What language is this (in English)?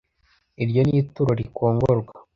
Kinyarwanda